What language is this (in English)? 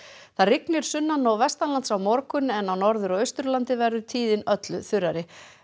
Icelandic